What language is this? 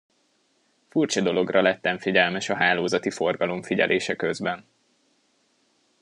Hungarian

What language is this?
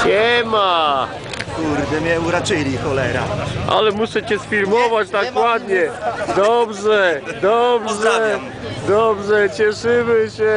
Polish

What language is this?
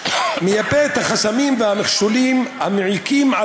Hebrew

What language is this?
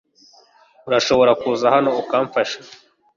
Kinyarwanda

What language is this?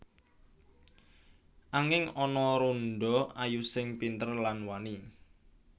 Javanese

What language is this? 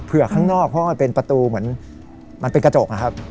Thai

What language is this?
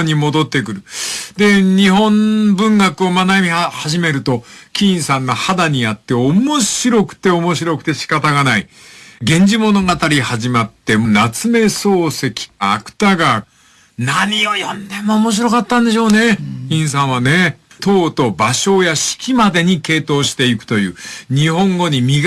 Japanese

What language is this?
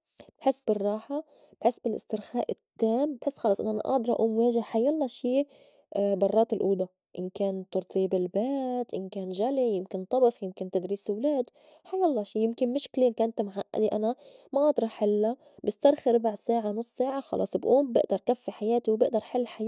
North Levantine Arabic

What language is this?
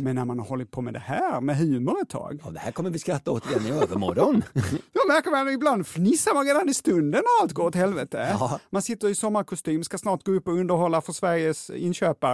Swedish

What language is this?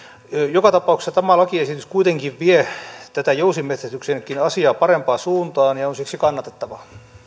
Finnish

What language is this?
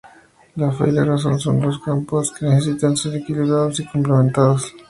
Spanish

